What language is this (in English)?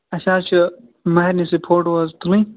Kashmiri